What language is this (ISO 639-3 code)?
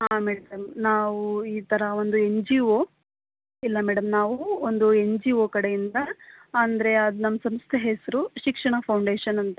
kan